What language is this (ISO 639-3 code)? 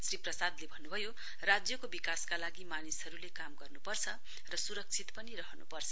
nep